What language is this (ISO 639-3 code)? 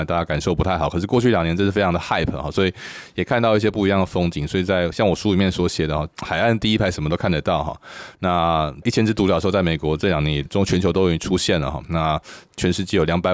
zho